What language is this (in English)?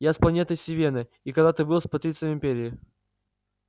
Russian